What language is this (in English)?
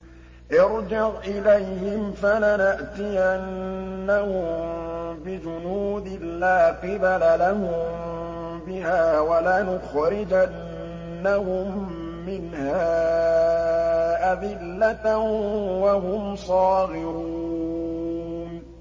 Arabic